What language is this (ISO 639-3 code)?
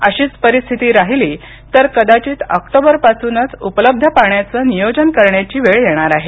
mar